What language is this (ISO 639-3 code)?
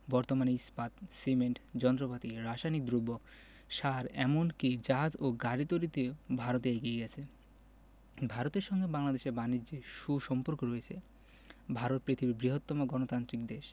ben